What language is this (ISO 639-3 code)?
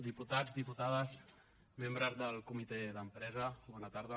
cat